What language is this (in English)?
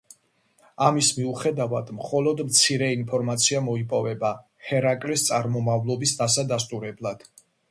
Georgian